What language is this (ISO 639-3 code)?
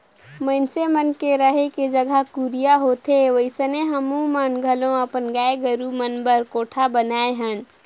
hne